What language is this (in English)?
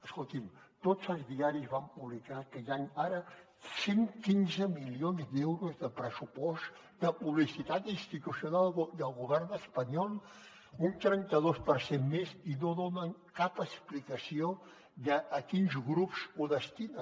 Catalan